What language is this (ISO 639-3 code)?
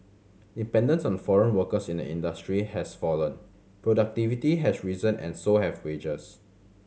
eng